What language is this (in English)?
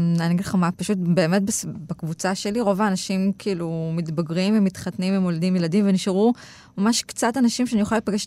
Hebrew